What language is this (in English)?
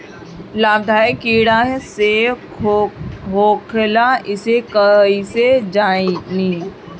Bhojpuri